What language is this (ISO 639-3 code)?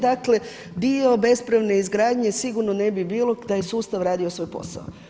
hrv